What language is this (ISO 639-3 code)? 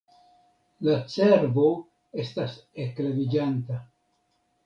epo